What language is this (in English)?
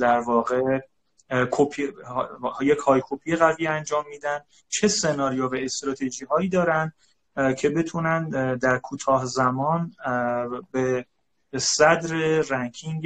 Persian